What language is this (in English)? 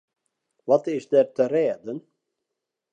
Western Frisian